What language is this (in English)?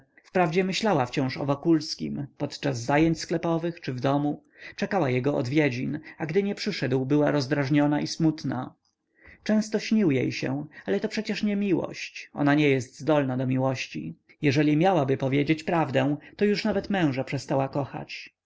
Polish